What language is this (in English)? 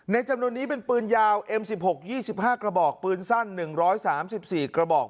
Thai